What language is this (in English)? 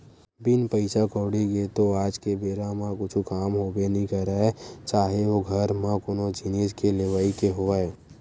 Chhattisgarhi